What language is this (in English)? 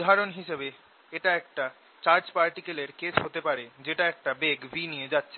Bangla